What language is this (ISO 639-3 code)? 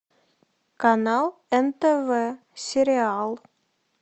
rus